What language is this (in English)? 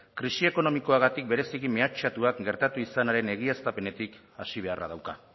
Basque